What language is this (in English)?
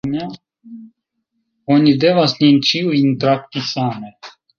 Esperanto